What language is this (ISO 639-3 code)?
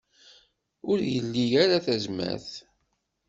kab